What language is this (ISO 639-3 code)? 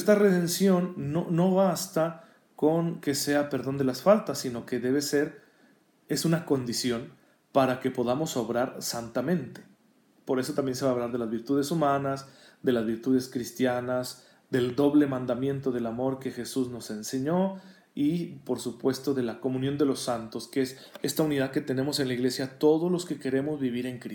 spa